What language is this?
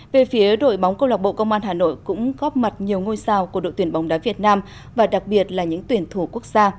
Vietnamese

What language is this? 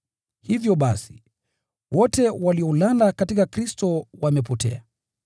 Swahili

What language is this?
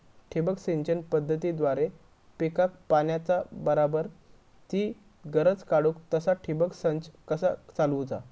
Marathi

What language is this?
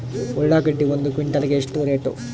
Kannada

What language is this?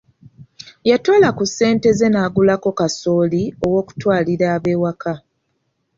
Ganda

